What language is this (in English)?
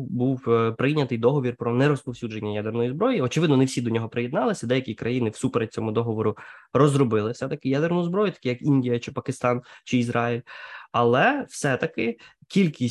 Ukrainian